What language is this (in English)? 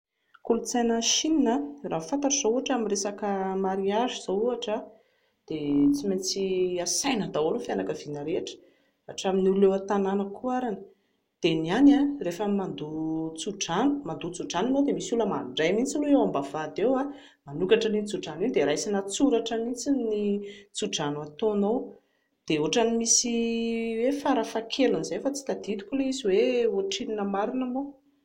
Malagasy